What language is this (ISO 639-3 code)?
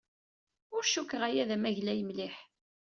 kab